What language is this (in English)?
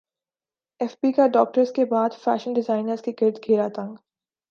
Urdu